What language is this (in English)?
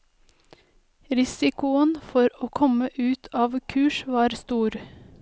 Norwegian